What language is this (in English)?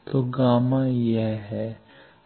Hindi